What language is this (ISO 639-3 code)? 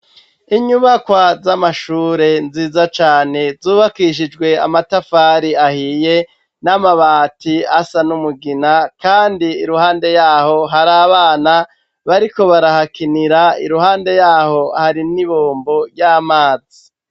run